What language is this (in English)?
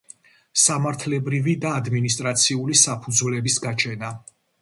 Georgian